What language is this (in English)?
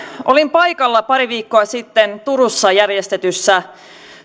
Finnish